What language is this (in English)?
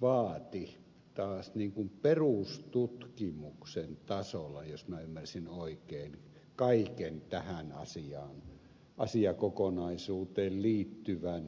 Finnish